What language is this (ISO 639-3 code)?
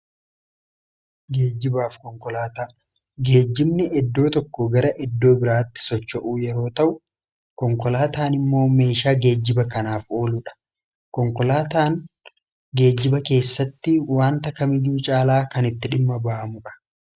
orm